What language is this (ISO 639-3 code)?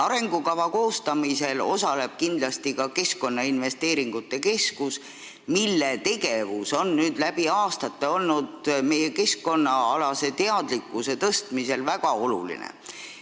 est